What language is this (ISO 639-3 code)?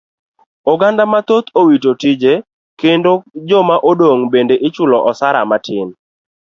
luo